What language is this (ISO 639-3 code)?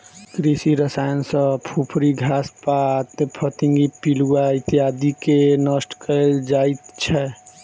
mai